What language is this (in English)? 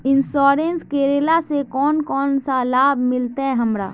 Magahi